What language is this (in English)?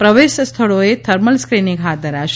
Gujarati